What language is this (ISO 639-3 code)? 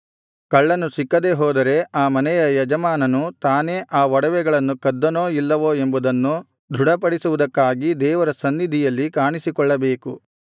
kan